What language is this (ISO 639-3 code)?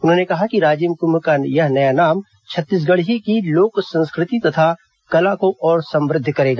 hin